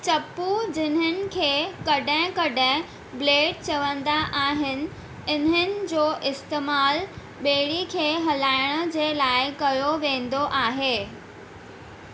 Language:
Sindhi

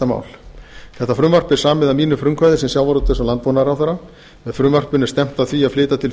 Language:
Icelandic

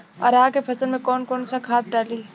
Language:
Bhojpuri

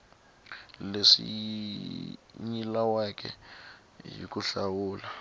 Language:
Tsonga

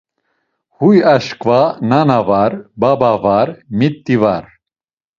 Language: Laz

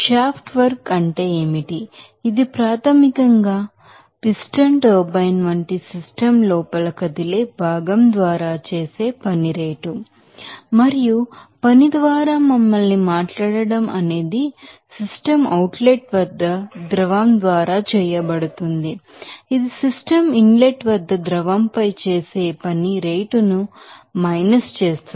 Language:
Telugu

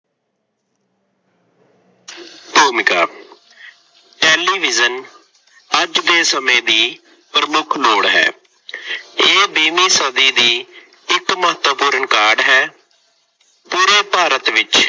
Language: Punjabi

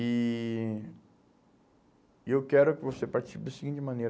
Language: Portuguese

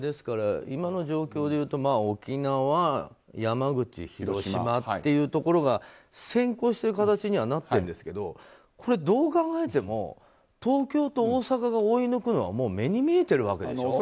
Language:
Japanese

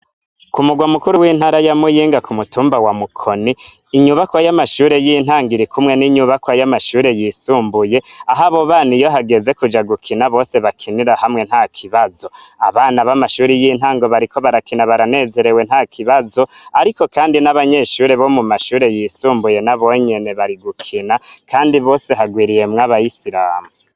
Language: Rundi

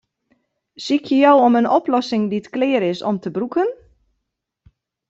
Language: Western Frisian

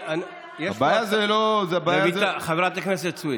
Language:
Hebrew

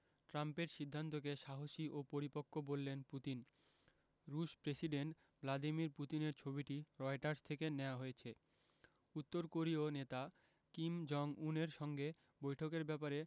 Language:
Bangla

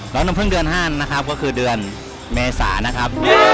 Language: Thai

